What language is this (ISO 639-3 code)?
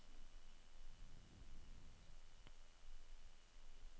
nor